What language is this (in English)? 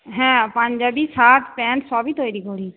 Bangla